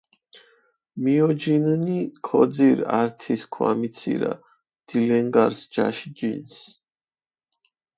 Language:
Mingrelian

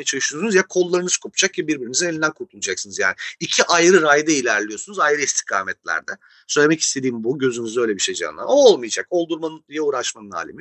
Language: Turkish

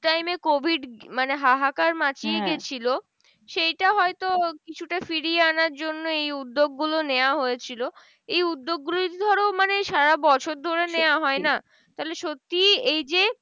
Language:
Bangla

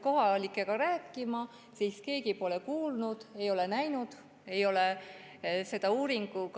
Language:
Estonian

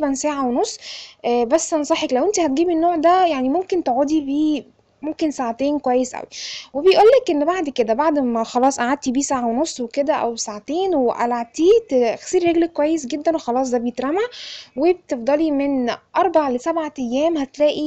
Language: Arabic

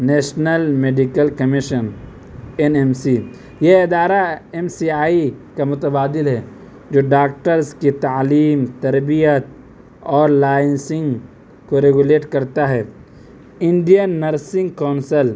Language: Urdu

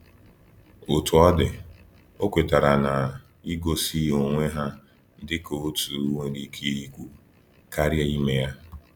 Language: Igbo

